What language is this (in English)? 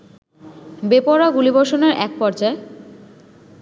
Bangla